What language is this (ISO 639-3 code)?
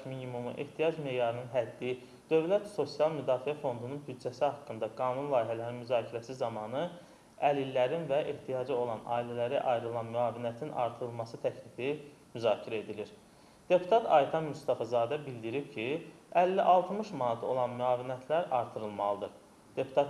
aze